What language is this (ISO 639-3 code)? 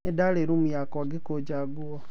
kik